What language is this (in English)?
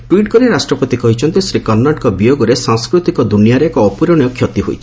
Odia